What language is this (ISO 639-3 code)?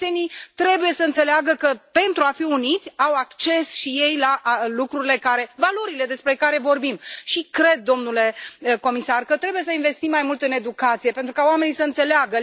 ron